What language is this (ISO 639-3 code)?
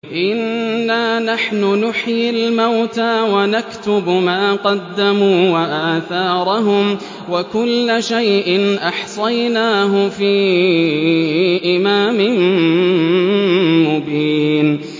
ara